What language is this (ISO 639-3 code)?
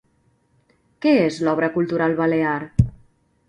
cat